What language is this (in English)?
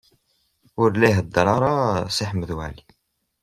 Kabyle